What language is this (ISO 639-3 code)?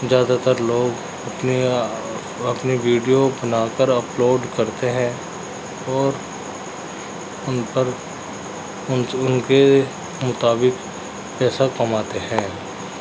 urd